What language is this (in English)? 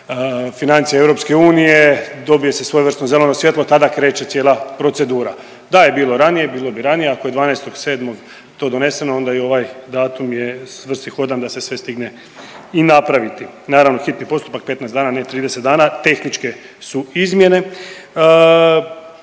Croatian